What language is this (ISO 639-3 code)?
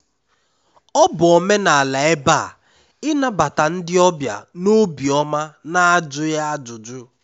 ibo